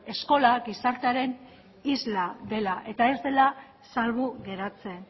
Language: Basque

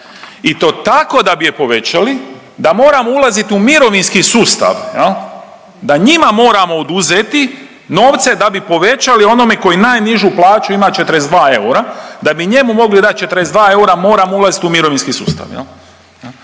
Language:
Croatian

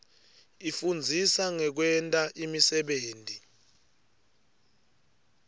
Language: Swati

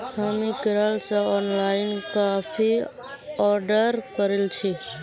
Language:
Magahi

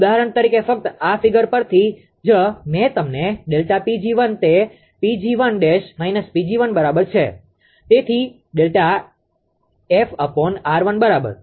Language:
Gujarati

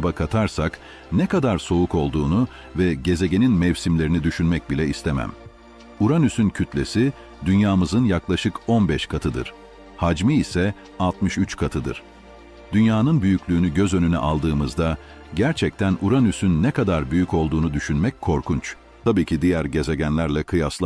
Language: Turkish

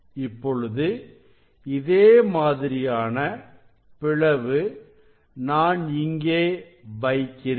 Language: Tamil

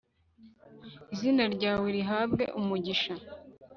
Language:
Kinyarwanda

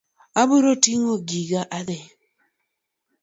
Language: Luo (Kenya and Tanzania)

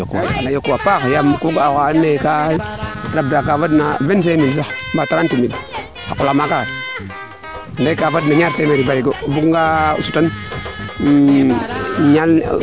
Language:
Serer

